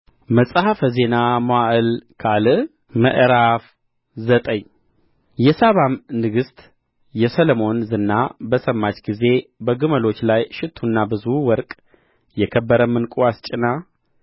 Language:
Amharic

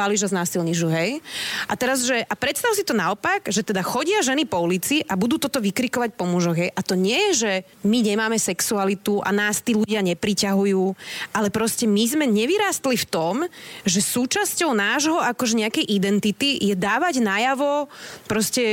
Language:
Slovak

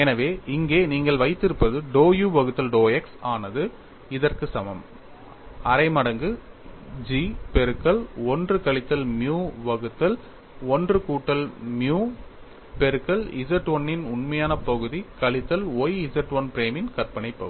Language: Tamil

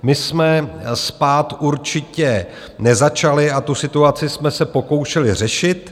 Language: Czech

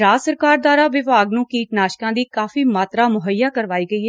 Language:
Punjabi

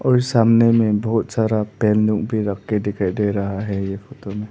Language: Hindi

